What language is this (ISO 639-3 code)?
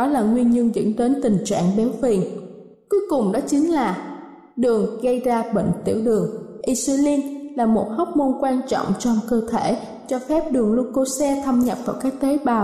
vie